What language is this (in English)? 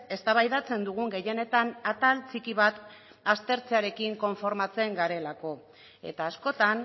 Basque